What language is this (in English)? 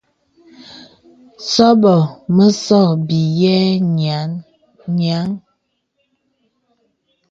Bebele